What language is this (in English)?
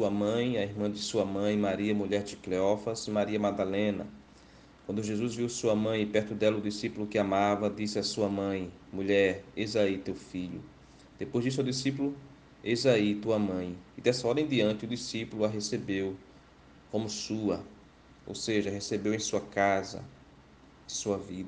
Portuguese